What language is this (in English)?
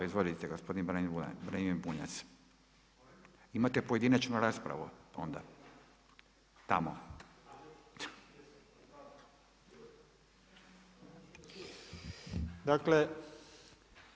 Croatian